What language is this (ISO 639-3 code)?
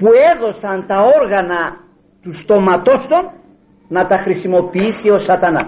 ell